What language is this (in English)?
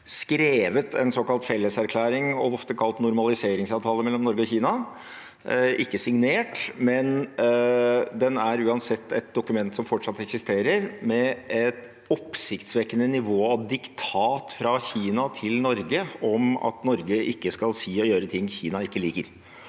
Norwegian